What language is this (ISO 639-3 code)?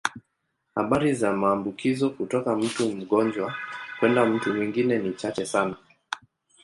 swa